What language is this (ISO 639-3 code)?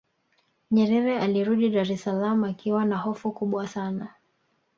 swa